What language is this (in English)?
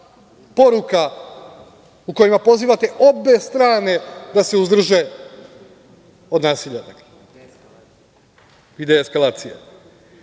Serbian